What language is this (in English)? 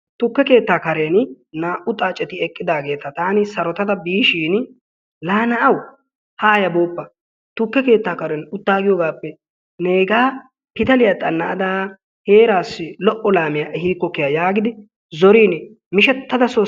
Wolaytta